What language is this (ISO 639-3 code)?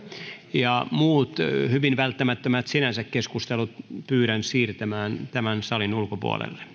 fin